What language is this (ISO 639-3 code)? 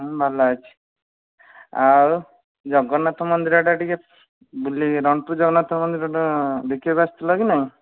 ori